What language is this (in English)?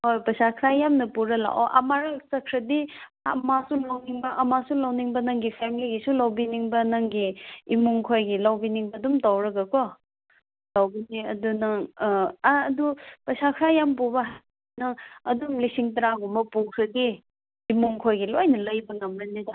Manipuri